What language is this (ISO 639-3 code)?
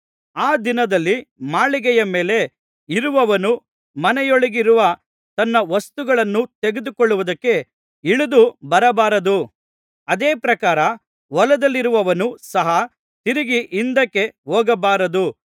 kan